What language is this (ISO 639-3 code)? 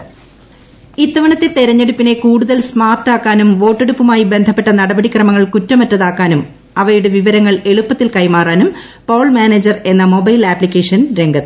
mal